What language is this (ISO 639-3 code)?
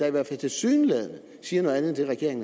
dan